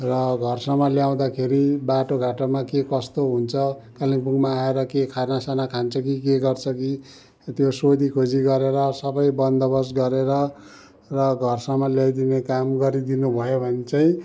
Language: Nepali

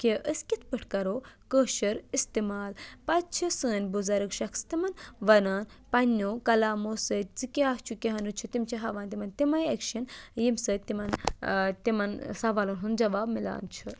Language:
Kashmiri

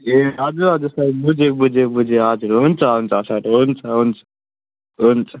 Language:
Nepali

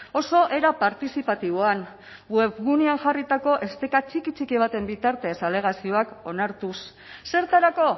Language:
Basque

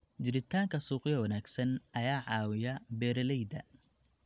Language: Somali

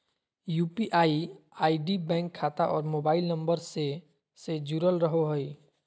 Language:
Magahi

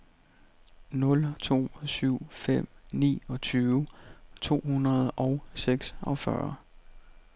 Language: Danish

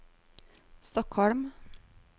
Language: Norwegian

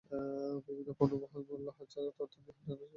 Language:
Bangla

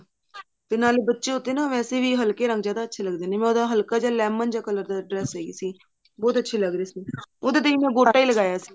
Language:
Punjabi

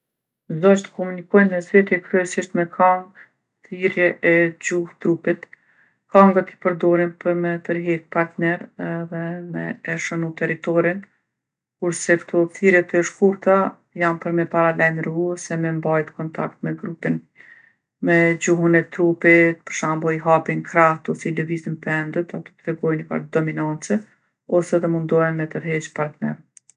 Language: Gheg Albanian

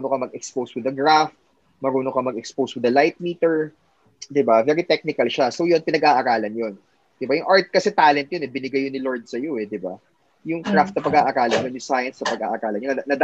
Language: Filipino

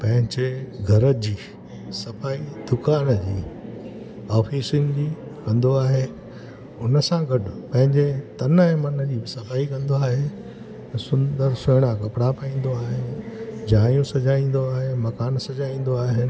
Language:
Sindhi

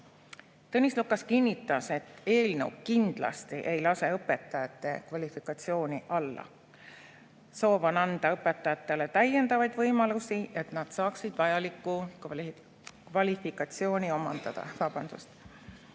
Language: Estonian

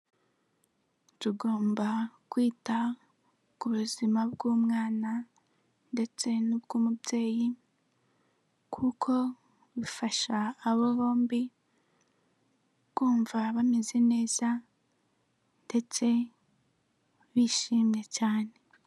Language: Kinyarwanda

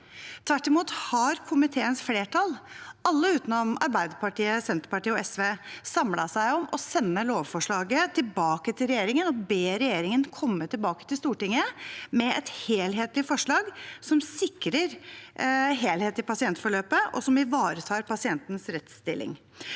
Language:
Norwegian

